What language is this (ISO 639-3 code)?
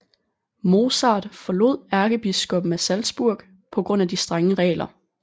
dan